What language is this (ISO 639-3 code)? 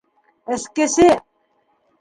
bak